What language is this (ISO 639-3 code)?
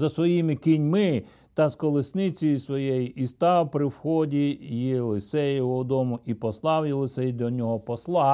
ukr